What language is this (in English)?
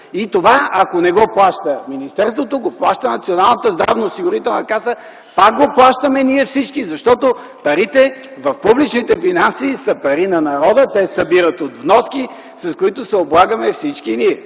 Bulgarian